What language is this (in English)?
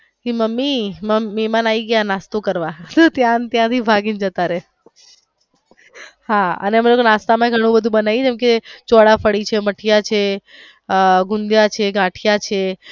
Gujarati